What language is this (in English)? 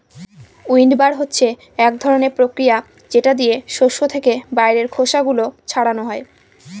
Bangla